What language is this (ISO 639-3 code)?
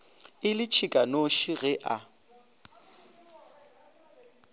nso